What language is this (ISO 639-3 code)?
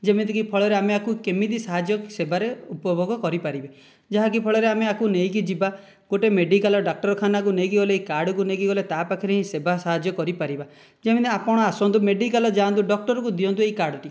ori